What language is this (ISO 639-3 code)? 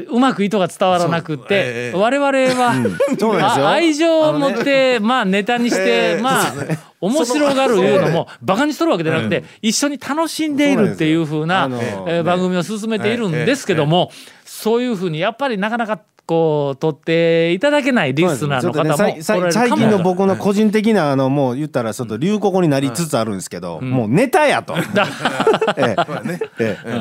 jpn